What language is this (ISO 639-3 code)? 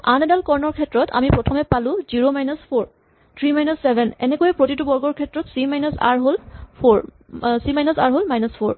asm